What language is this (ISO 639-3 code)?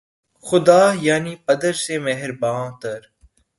urd